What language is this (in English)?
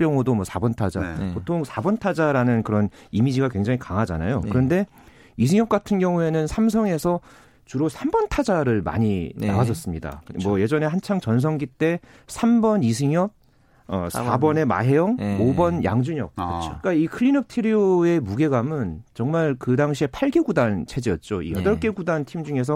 Korean